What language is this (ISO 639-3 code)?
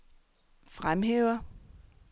dan